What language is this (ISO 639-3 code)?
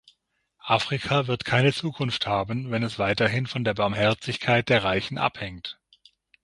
deu